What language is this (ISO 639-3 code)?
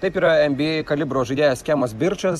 lit